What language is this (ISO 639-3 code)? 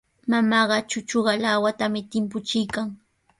qws